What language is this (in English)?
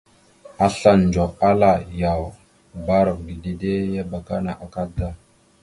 Mada (Cameroon)